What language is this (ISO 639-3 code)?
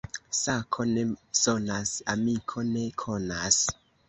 epo